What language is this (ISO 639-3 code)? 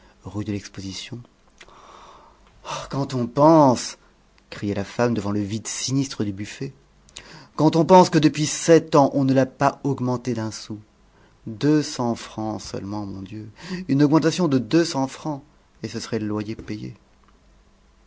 fra